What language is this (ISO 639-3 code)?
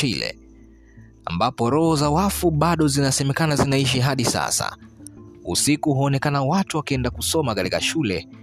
swa